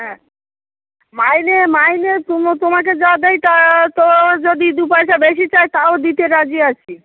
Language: Bangla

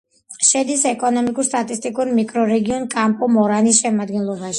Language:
Georgian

